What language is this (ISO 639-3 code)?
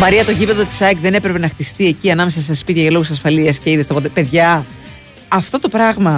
ell